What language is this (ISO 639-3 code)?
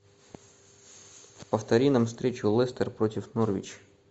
rus